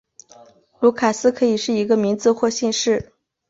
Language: Chinese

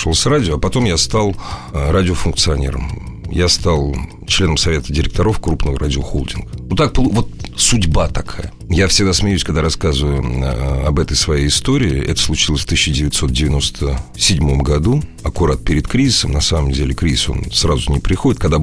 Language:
Russian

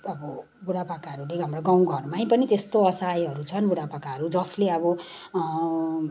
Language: Nepali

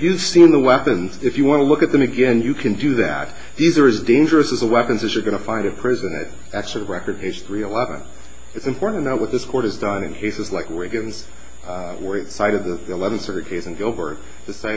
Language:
English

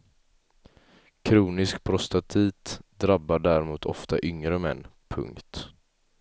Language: Swedish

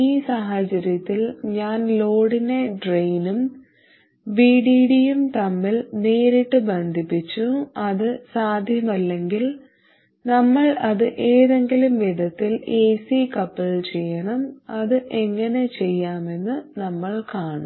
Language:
Malayalam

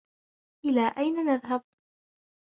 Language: Arabic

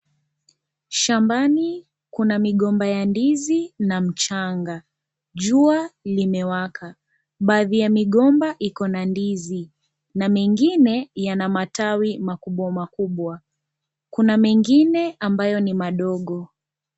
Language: Swahili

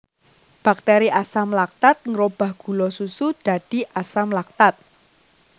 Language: Javanese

